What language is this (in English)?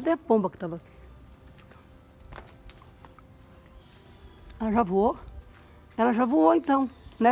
Portuguese